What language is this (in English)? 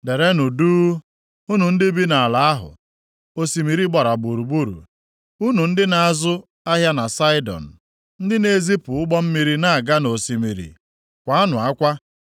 Igbo